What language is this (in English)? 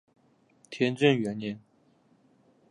Chinese